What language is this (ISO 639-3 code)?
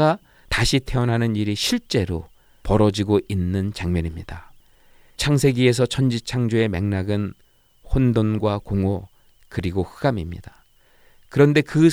kor